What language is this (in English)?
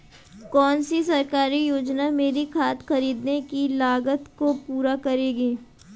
Hindi